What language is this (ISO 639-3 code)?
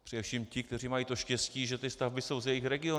ces